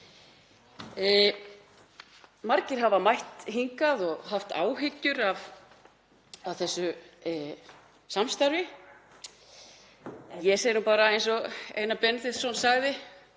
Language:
Icelandic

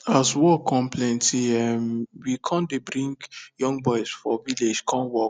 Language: Nigerian Pidgin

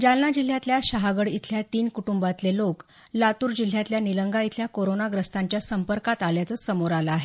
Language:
Marathi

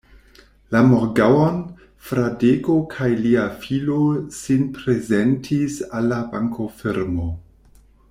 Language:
Esperanto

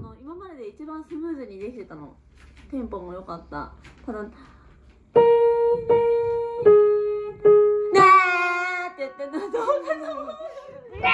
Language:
Japanese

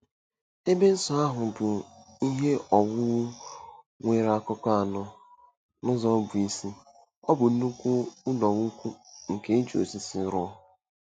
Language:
Igbo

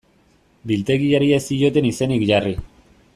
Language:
Basque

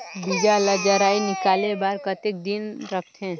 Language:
Chhattisgarhi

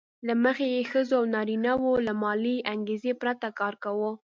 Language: Pashto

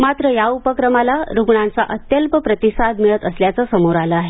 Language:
Marathi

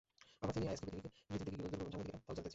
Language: Bangla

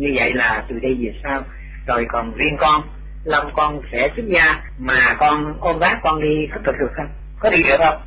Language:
Vietnamese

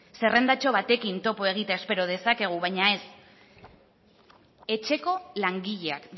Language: Basque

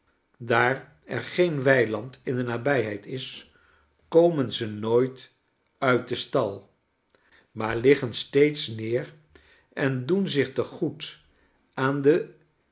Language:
Dutch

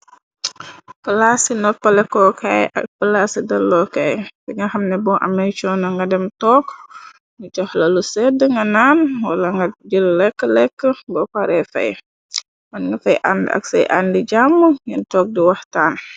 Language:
Wolof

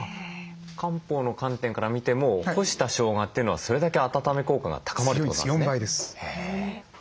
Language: Japanese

